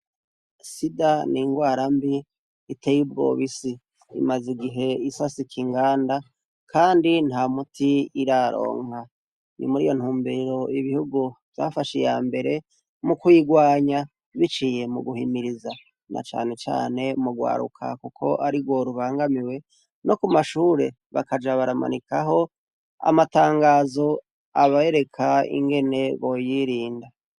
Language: Rundi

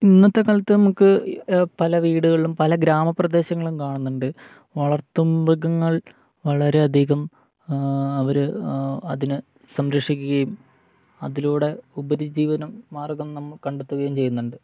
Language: Malayalam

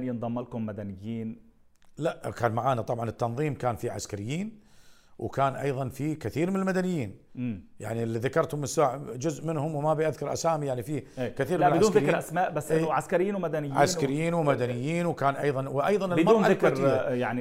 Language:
Arabic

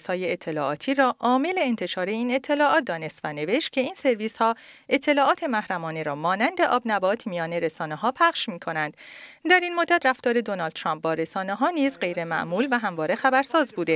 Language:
Persian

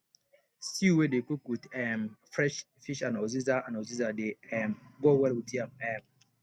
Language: Nigerian Pidgin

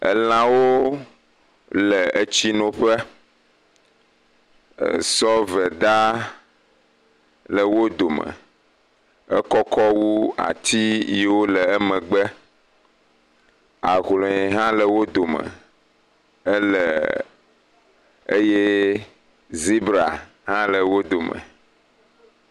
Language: Ewe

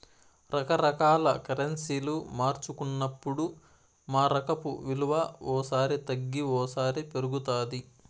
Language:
Telugu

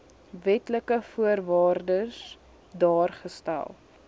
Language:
Afrikaans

